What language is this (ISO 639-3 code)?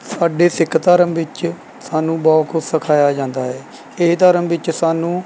pan